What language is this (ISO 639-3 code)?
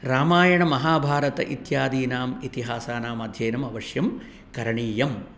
san